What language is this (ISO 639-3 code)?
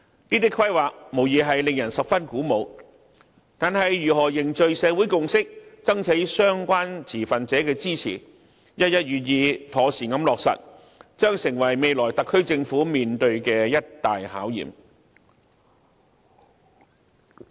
yue